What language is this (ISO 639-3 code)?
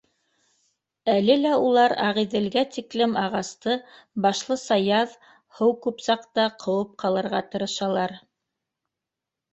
bak